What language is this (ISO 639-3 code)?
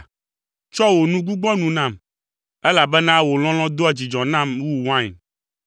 ewe